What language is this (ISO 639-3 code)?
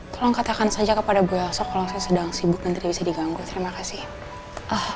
ind